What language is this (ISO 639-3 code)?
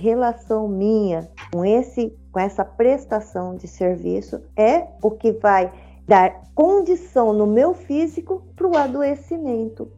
por